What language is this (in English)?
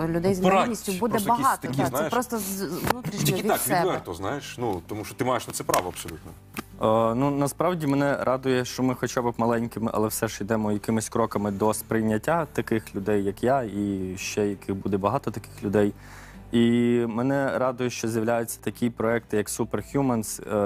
Ukrainian